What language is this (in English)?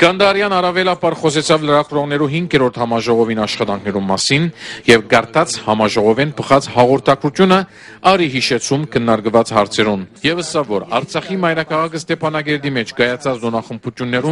Turkish